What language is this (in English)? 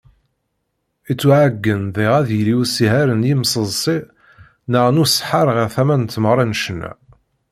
Kabyle